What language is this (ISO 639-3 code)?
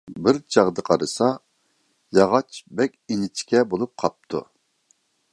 uig